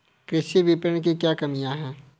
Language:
Hindi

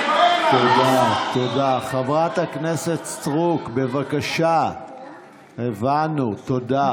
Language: Hebrew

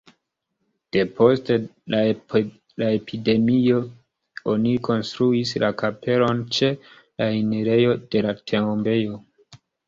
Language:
Esperanto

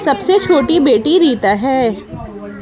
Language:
Urdu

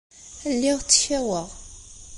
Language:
Kabyle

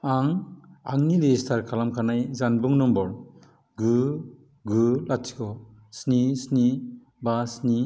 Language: Bodo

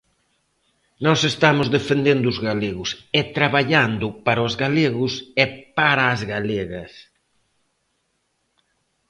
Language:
Galician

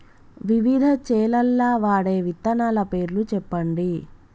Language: Telugu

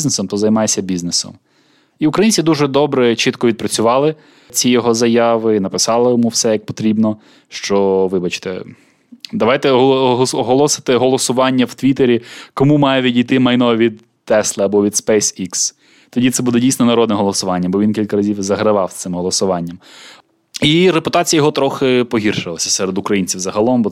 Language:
Ukrainian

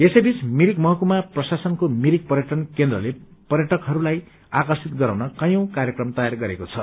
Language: Nepali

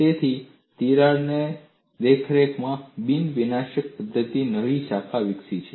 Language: Gujarati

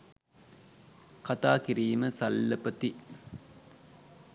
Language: Sinhala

